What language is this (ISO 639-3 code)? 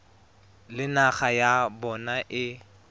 tsn